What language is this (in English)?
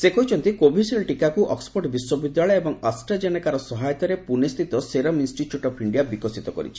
Odia